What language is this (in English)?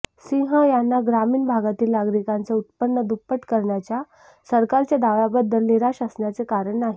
Marathi